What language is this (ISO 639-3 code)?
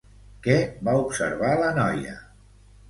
cat